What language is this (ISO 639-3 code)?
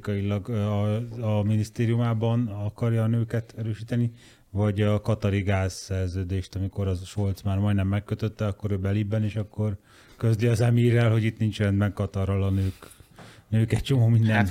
hun